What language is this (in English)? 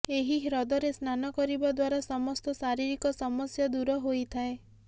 Odia